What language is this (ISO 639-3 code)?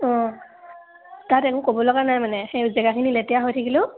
asm